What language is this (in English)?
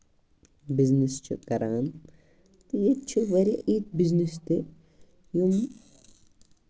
Kashmiri